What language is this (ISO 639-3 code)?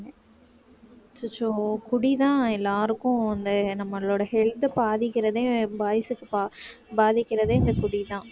tam